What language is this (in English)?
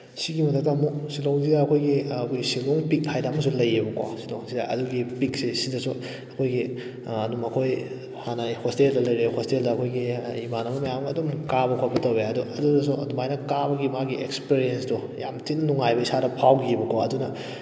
Manipuri